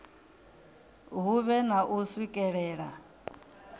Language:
Venda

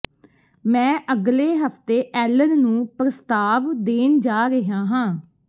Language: Punjabi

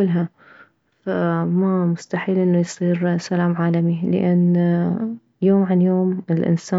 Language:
Mesopotamian Arabic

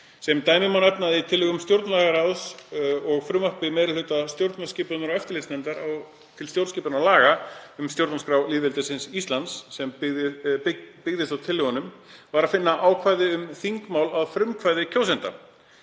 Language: Icelandic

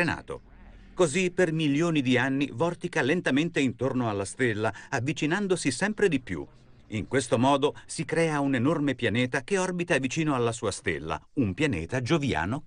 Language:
Italian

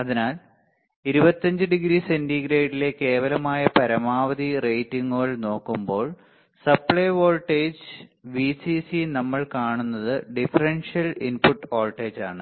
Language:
Malayalam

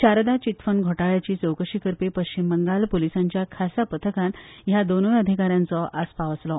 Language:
Konkani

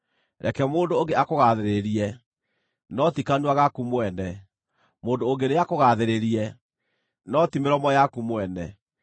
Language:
Kikuyu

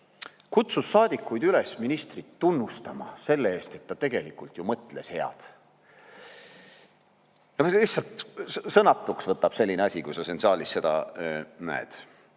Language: Estonian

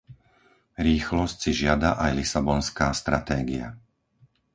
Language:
Slovak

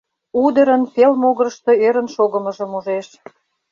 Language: Mari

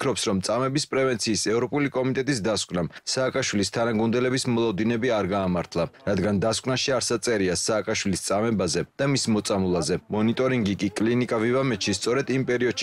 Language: Turkish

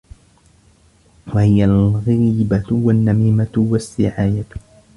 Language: Arabic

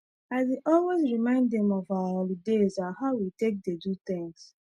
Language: Nigerian Pidgin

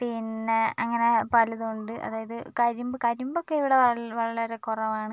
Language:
Malayalam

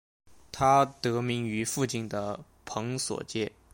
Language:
Chinese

